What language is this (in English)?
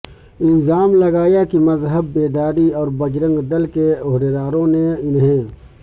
Urdu